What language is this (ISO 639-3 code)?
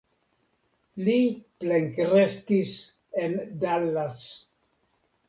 epo